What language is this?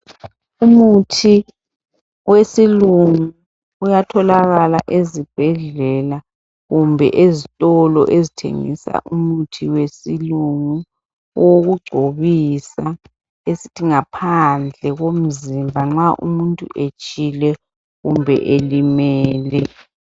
North Ndebele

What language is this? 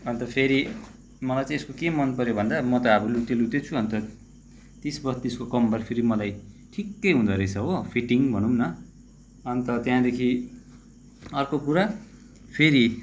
Nepali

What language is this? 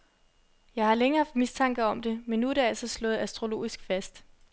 Danish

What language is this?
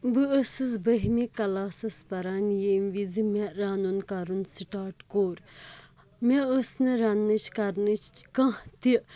Kashmiri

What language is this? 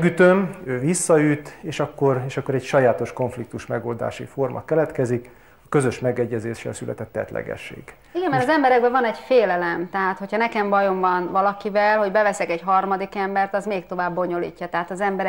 Hungarian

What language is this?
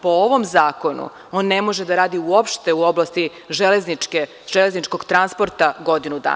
Serbian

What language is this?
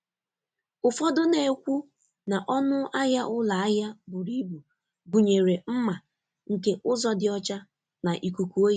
Igbo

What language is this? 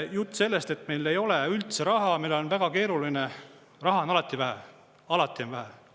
Estonian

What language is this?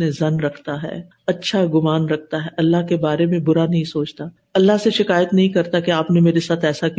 Urdu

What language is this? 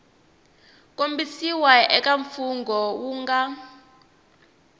Tsonga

